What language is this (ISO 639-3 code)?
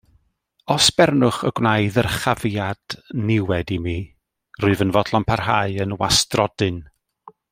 cym